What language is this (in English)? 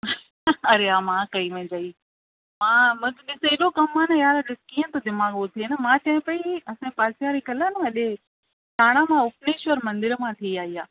Sindhi